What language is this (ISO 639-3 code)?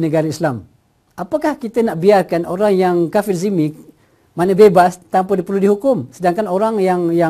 msa